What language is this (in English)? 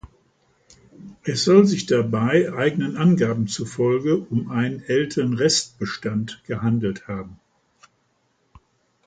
German